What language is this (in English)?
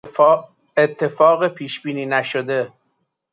Persian